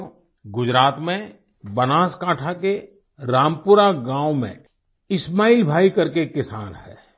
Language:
Hindi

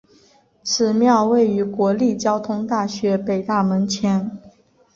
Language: Chinese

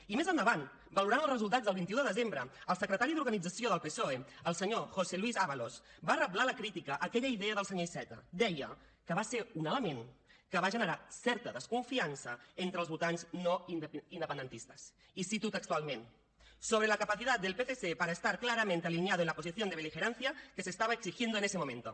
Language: Catalan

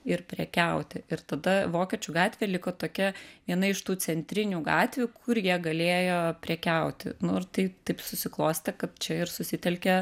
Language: Lithuanian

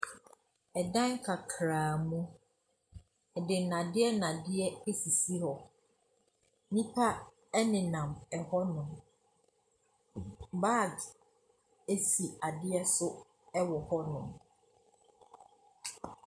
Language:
Akan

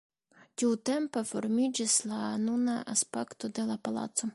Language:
Esperanto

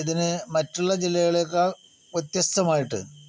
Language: Malayalam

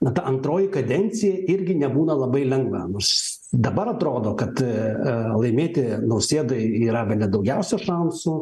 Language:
Lithuanian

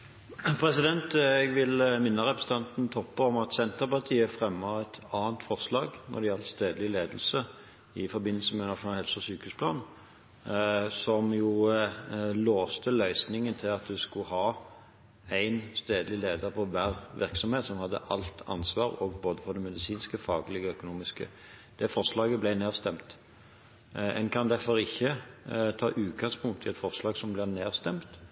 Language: Norwegian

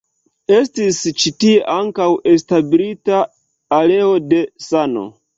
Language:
Esperanto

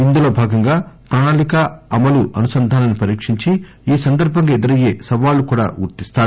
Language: Telugu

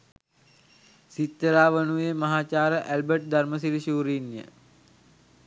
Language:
Sinhala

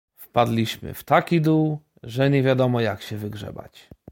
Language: Polish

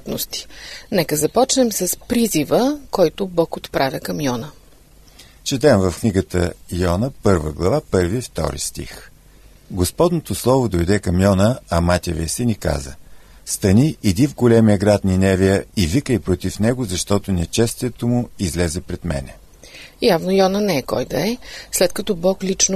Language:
Bulgarian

